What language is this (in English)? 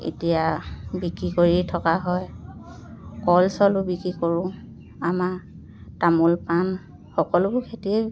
Assamese